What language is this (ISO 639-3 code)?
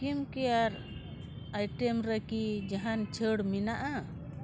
sat